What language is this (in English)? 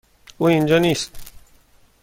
Persian